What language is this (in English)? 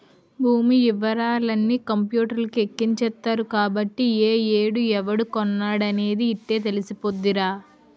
Telugu